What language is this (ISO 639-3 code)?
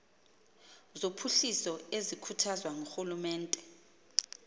xho